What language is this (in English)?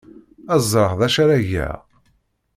Kabyle